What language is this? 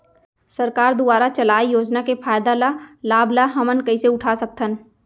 Chhattisgarhi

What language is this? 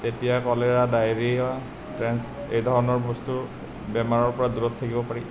Assamese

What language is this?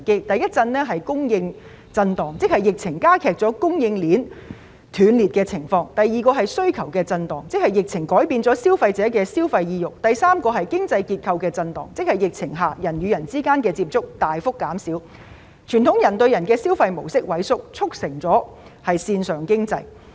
Cantonese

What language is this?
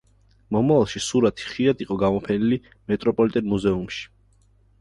Georgian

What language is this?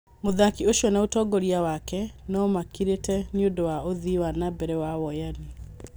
Kikuyu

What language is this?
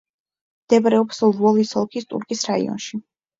Georgian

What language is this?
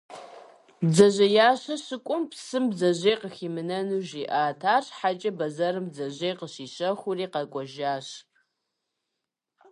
Kabardian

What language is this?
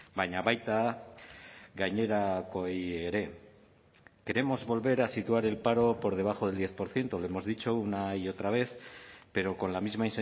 Spanish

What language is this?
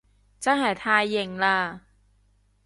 Cantonese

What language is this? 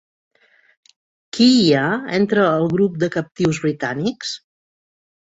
Catalan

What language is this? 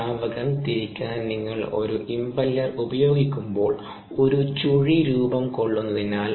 Malayalam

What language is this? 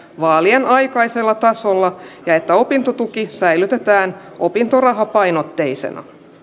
Finnish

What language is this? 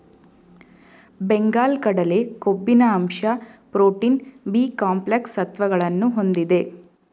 Kannada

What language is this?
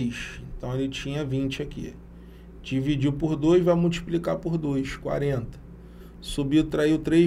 Portuguese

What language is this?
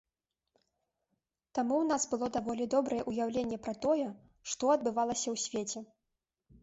Belarusian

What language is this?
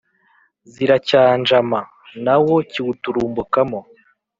Kinyarwanda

